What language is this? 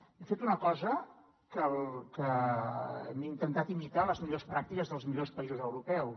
Catalan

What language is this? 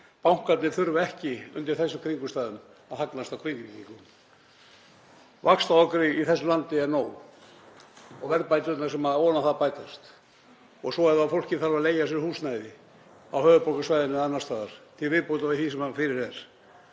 Icelandic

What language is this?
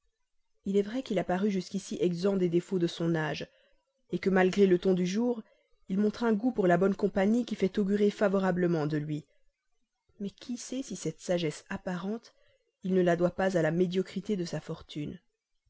French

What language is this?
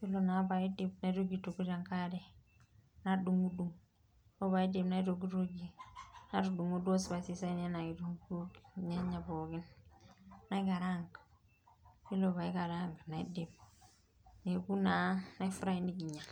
Masai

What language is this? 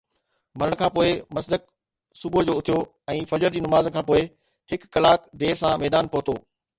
Sindhi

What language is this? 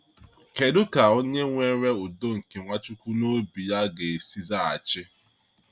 Igbo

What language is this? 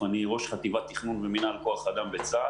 Hebrew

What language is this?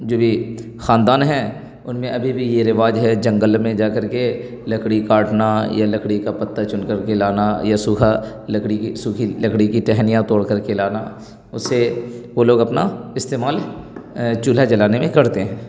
Urdu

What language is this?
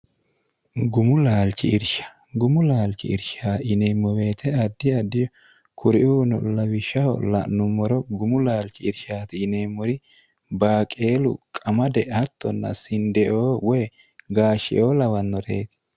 Sidamo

